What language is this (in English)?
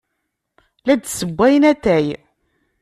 Kabyle